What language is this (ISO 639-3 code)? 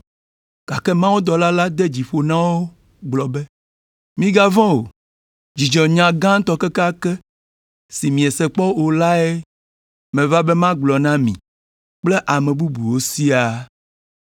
ewe